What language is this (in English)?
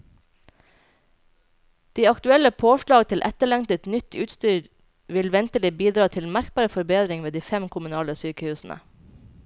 Norwegian